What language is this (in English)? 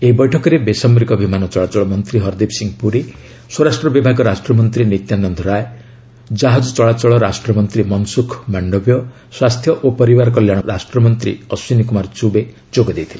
Odia